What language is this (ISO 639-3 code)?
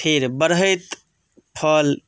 mai